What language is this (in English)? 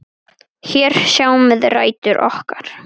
Icelandic